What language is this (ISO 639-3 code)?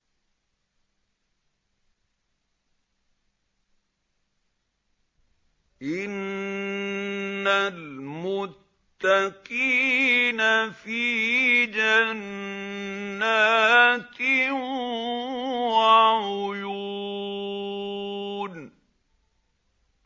ara